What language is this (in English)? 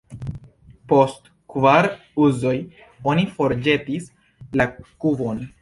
Esperanto